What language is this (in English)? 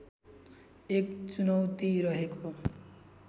Nepali